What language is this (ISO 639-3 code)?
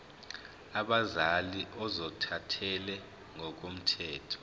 zul